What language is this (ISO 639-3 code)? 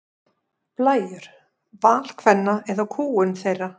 isl